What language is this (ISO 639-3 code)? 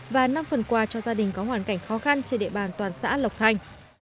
vie